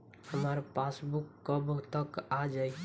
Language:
Bhojpuri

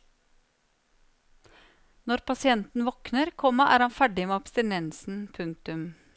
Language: Norwegian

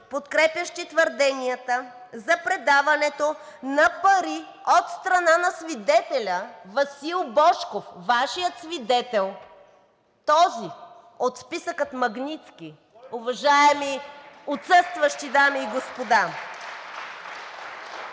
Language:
Bulgarian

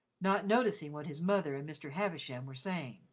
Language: English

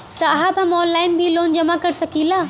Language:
Bhojpuri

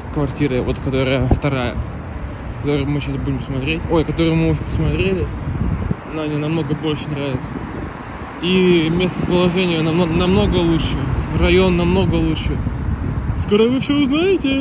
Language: Russian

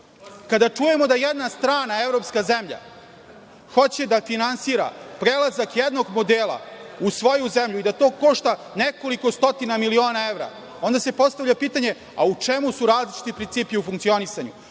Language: Serbian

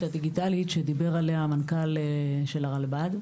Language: Hebrew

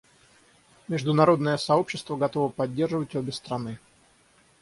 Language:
Russian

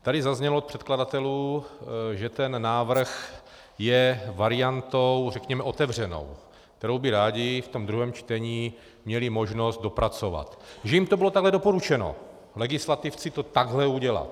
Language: Czech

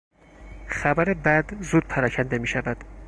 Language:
Persian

